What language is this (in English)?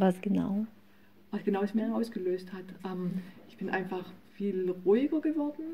German